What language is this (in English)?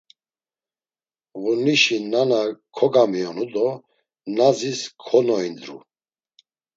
Laz